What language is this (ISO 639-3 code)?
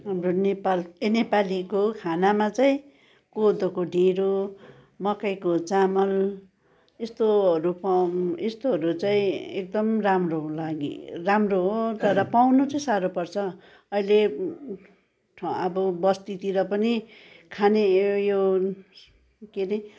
nep